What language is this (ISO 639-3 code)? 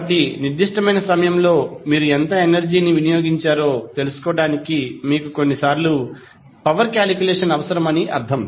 tel